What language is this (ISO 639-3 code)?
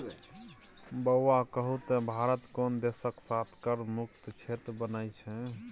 mai